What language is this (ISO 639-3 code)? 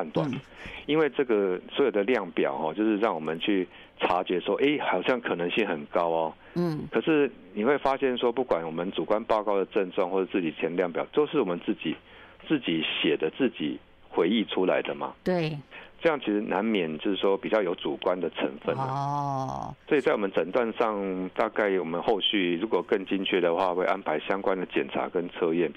zho